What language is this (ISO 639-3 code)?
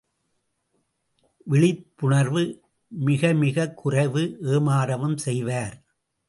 tam